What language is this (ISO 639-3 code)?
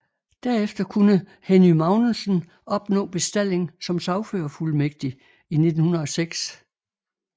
dan